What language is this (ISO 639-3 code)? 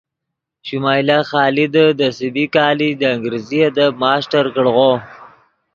ydg